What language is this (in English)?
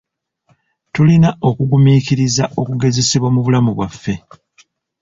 Ganda